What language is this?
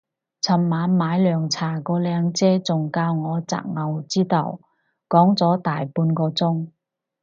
Cantonese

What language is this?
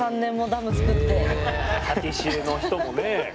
Japanese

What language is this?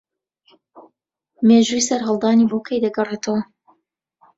Central Kurdish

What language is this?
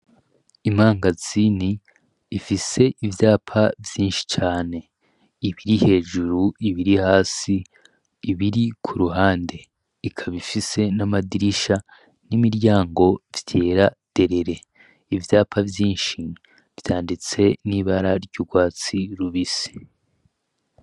Rundi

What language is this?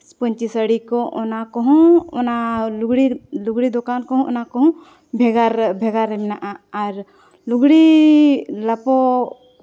Santali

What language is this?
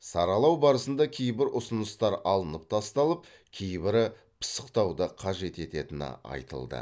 Kazakh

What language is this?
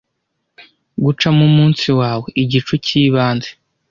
Kinyarwanda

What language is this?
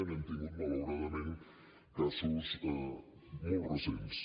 Catalan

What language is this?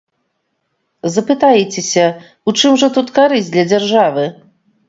Belarusian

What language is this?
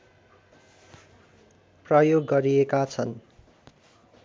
Nepali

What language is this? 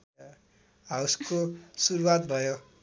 Nepali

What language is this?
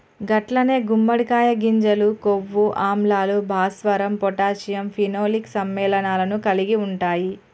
Telugu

